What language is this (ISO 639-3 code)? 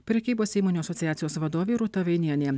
lit